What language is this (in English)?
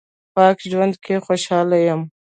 Pashto